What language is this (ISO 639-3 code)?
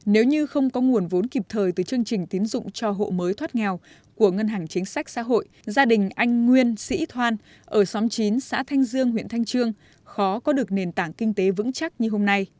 vie